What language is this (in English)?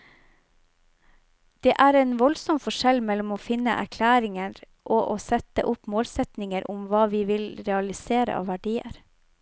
Norwegian